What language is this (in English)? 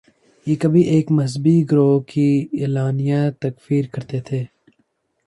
Urdu